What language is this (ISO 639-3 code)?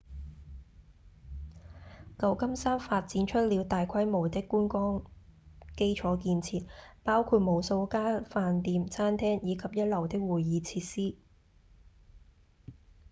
yue